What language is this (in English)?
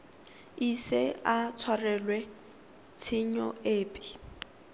Tswana